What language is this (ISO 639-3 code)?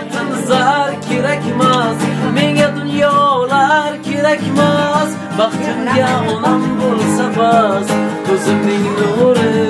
tur